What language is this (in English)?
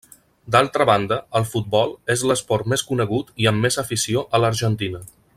Catalan